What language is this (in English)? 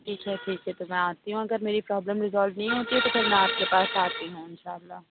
Urdu